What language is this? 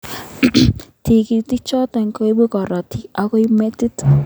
Kalenjin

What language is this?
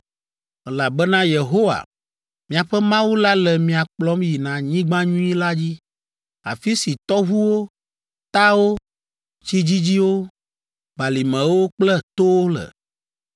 Ewe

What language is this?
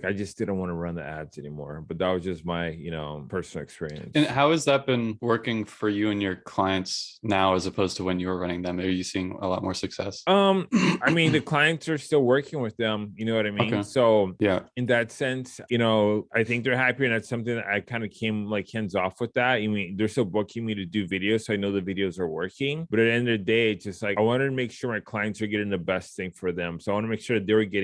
English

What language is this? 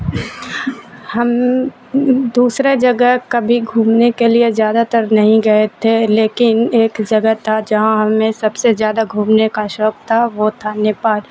Urdu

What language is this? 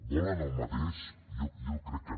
Catalan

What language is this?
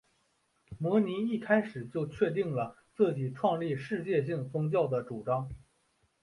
Chinese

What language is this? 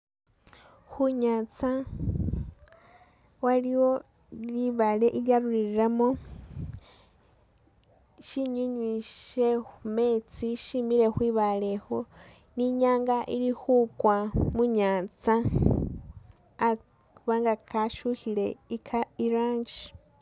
Masaaba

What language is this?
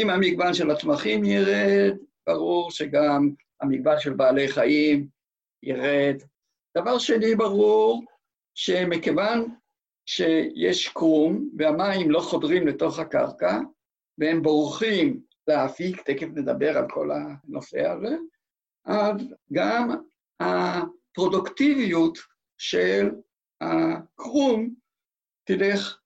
Hebrew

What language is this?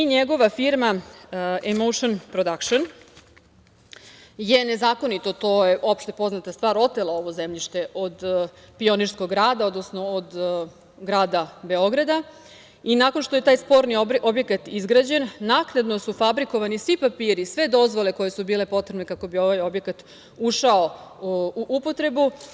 Serbian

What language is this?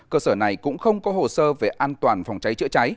Vietnamese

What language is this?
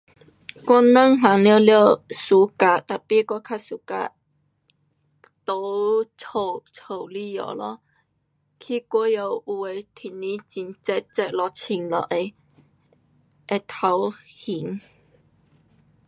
Pu-Xian Chinese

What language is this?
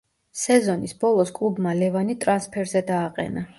Georgian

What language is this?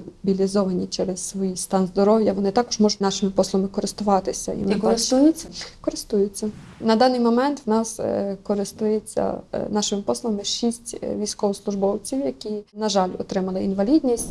Ukrainian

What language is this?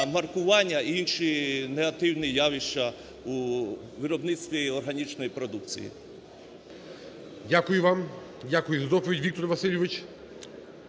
Ukrainian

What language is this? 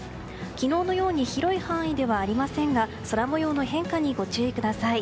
Japanese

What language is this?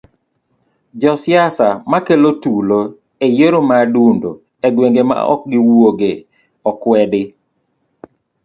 Luo (Kenya and Tanzania)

